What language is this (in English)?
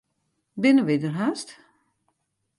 Western Frisian